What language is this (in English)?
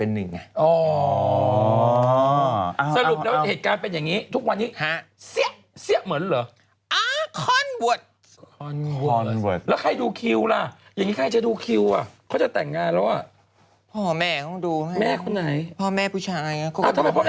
Thai